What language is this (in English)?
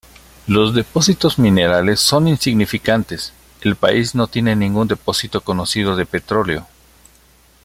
Spanish